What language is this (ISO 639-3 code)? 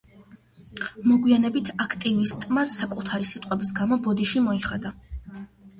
kat